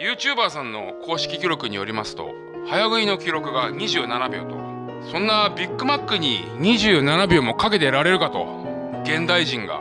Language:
Japanese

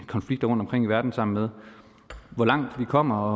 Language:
Danish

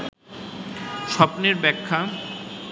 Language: Bangla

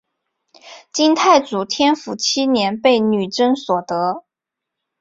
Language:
Chinese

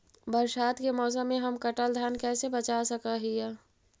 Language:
Magahi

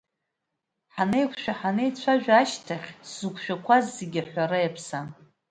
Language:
Abkhazian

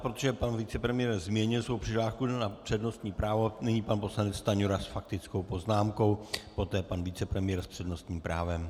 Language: Czech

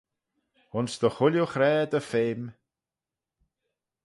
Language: Manx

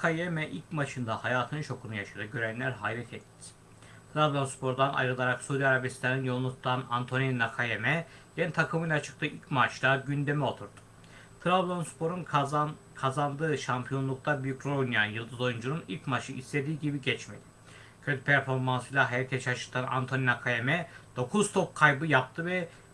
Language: Turkish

